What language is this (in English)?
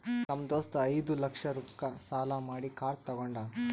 Kannada